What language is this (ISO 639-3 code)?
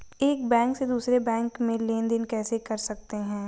hin